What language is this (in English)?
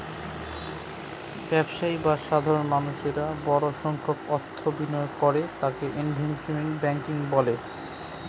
Bangla